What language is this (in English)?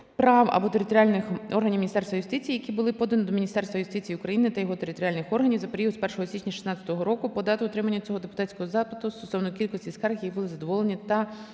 Ukrainian